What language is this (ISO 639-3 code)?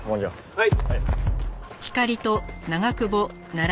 jpn